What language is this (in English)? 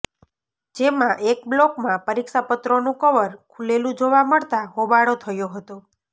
Gujarati